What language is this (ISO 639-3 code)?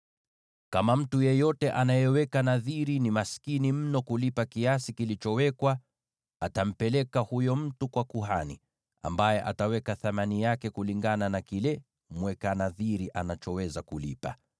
swa